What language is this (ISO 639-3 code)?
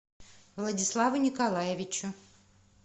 rus